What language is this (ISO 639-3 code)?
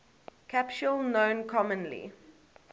eng